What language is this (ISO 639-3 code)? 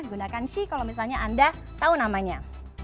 ind